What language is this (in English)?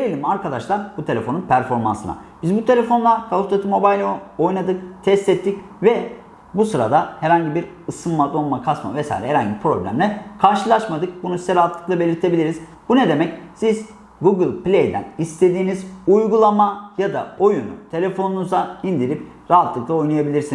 Turkish